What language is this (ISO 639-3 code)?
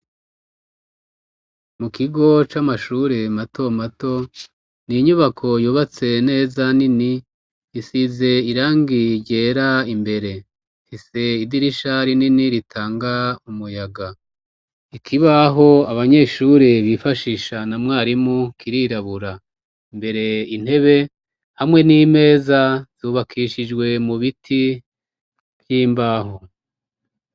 run